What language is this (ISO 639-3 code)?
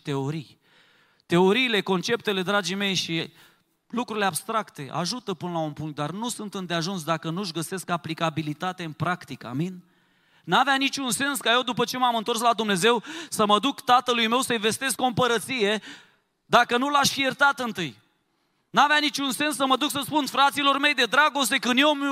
ron